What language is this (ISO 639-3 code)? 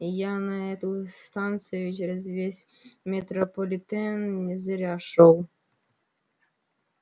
rus